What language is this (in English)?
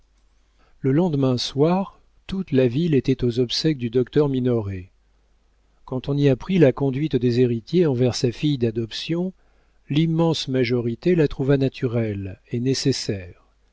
French